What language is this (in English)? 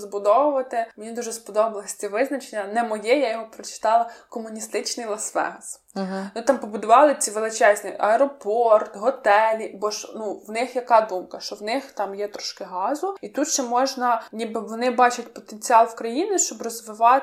Ukrainian